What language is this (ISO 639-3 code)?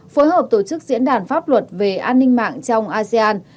vie